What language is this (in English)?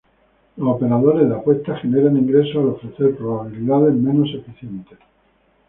Spanish